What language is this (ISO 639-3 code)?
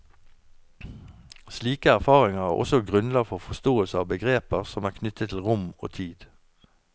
nor